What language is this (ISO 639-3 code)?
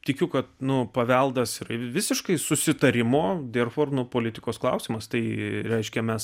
lit